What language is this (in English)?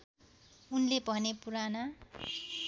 Nepali